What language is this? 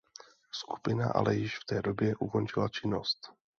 Czech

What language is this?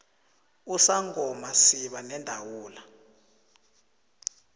South Ndebele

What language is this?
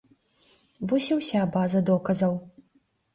Belarusian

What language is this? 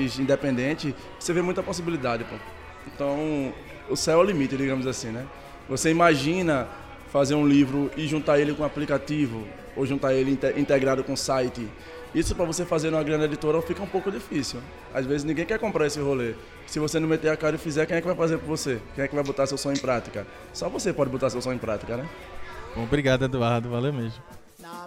Portuguese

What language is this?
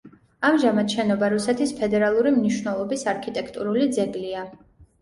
Georgian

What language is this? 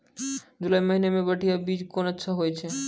Maithili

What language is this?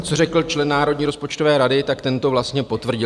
Czech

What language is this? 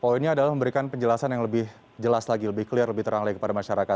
Indonesian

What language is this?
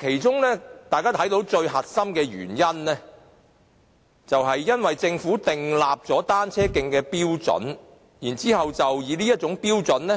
Cantonese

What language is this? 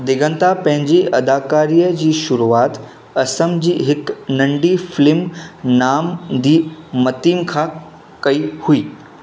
Sindhi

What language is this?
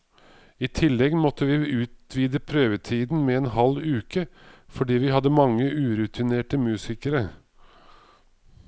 Norwegian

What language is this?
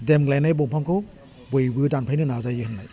Bodo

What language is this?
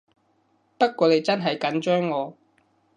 Cantonese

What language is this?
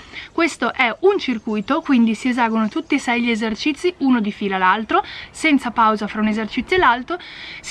Italian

